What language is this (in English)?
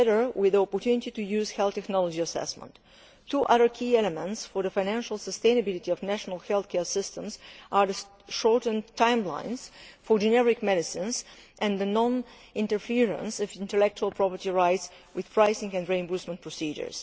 English